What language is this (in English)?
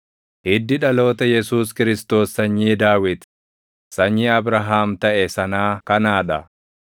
Oromo